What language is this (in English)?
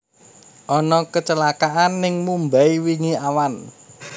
Javanese